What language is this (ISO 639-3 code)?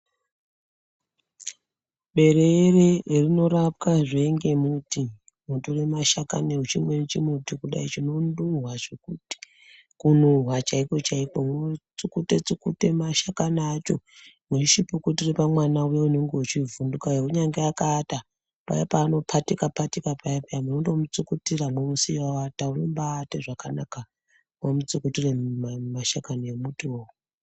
ndc